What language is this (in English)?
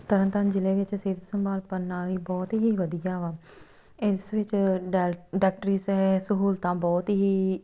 Punjabi